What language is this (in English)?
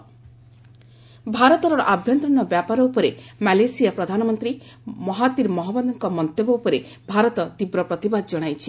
Odia